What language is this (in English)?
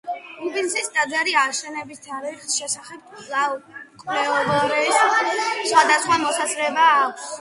Georgian